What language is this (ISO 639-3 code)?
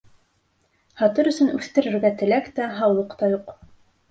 bak